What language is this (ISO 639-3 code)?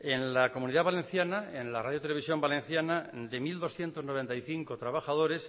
spa